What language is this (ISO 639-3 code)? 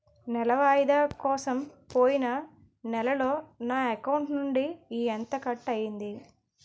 tel